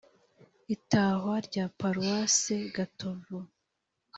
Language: Kinyarwanda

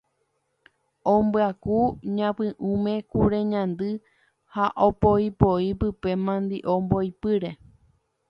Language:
Guarani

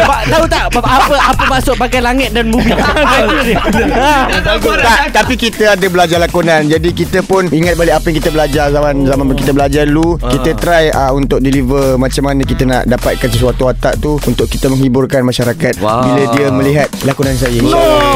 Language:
Malay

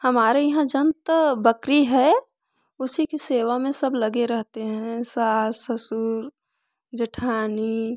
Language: Hindi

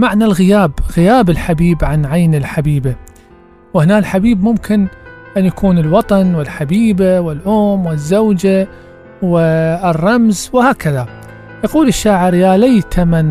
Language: Arabic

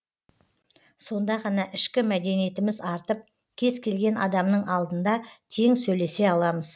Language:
Kazakh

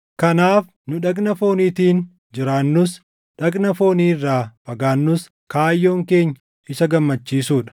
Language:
Oromo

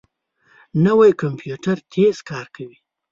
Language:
Pashto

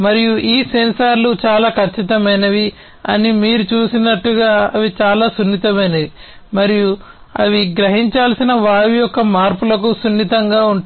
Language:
Telugu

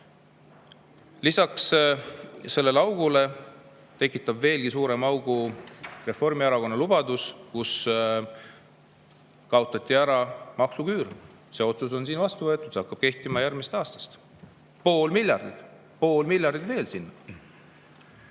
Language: Estonian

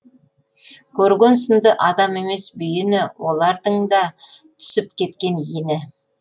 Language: Kazakh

